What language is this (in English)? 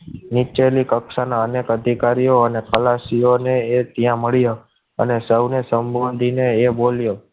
Gujarati